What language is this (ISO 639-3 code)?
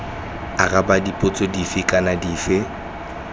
tsn